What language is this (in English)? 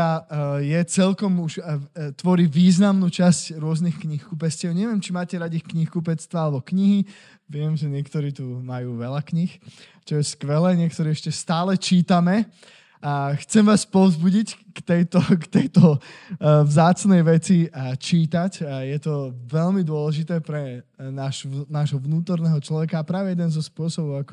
Slovak